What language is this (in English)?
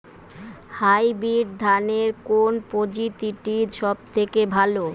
Bangla